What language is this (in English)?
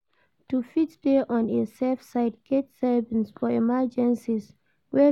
Nigerian Pidgin